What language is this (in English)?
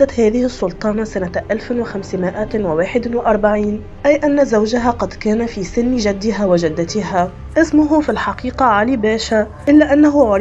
Arabic